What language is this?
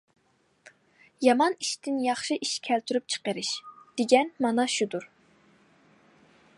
Uyghur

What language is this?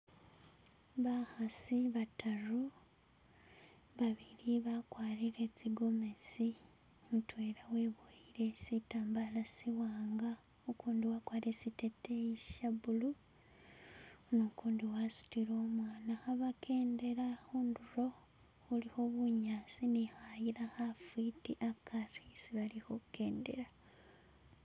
Masaaba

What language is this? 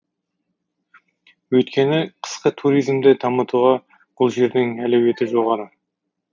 Kazakh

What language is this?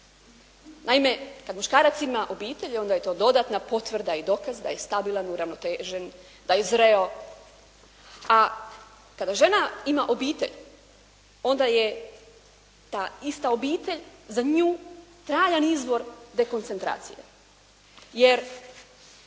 Croatian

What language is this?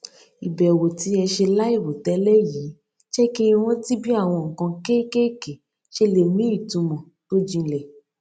Yoruba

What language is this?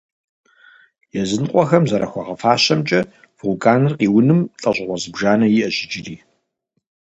Kabardian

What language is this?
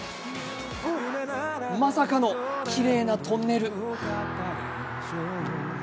Japanese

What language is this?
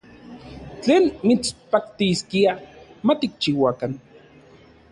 Central Puebla Nahuatl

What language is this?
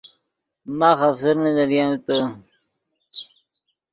Yidgha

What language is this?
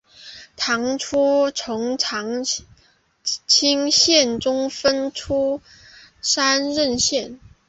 Chinese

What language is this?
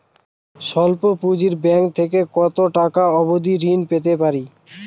Bangla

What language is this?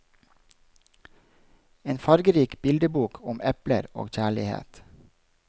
Norwegian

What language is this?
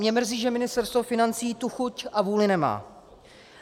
Czech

